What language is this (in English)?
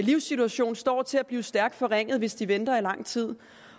Danish